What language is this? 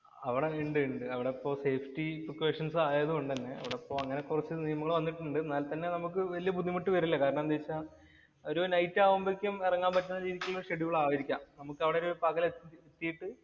Malayalam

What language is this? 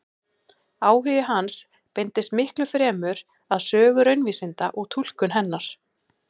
Icelandic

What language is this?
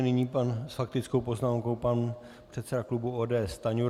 Czech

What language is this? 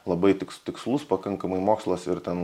Lithuanian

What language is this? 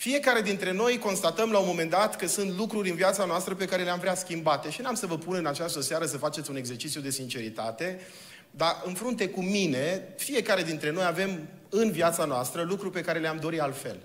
Romanian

